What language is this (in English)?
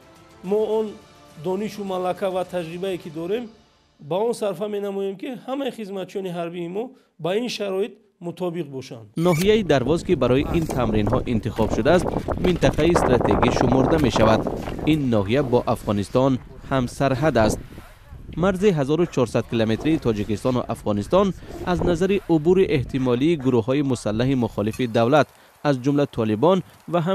Persian